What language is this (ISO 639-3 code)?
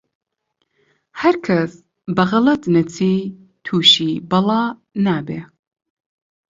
ckb